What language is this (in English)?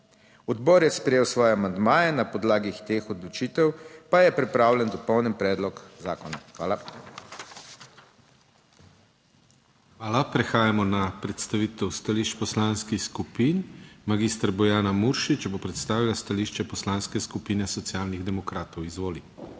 Slovenian